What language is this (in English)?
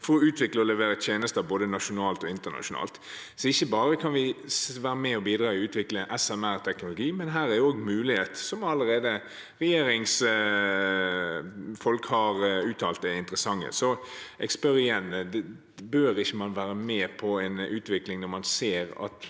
Norwegian